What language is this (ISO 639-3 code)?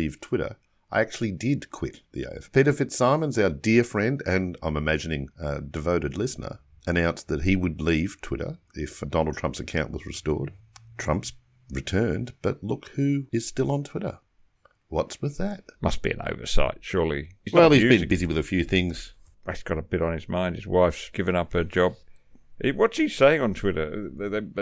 eng